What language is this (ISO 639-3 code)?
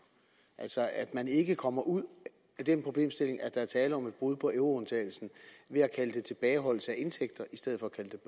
dan